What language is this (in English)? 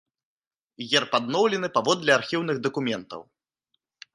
Belarusian